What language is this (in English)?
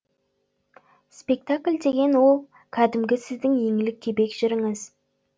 Kazakh